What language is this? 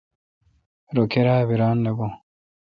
Kalkoti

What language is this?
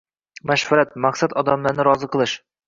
Uzbek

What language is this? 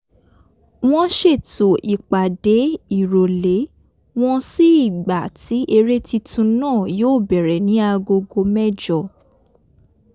Yoruba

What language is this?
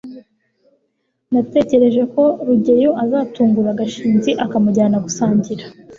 Kinyarwanda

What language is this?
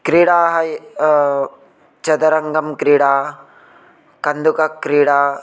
Sanskrit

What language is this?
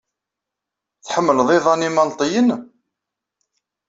Kabyle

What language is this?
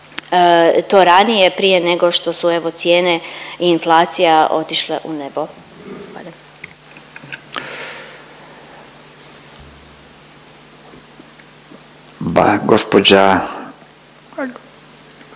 Croatian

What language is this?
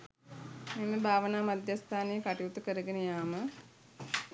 Sinhala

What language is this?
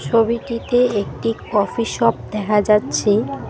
Bangla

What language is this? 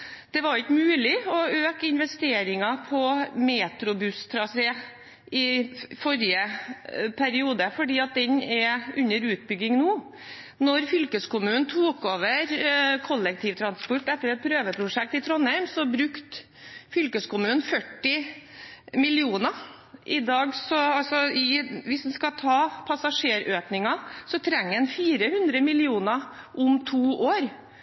Norwegian Bokmål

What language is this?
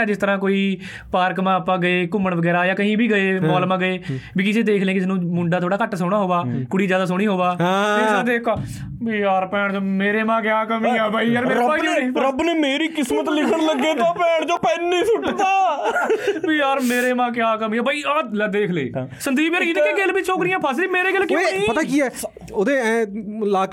Punjabi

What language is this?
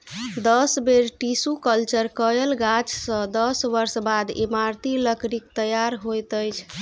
Maithili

